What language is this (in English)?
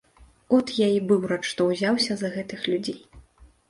Belarusian